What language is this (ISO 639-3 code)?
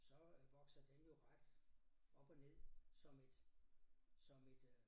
dan